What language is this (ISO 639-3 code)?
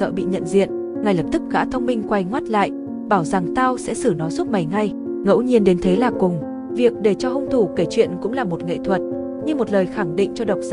vie